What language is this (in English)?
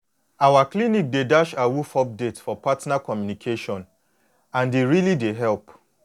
Nigerian Pidgin